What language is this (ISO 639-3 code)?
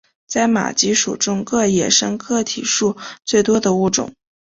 zho